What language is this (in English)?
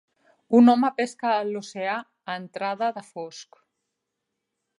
Catalan